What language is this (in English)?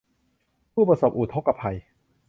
Thai